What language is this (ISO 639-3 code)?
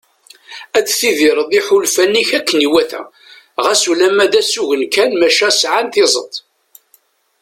kab